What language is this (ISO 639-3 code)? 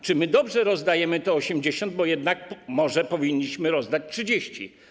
pol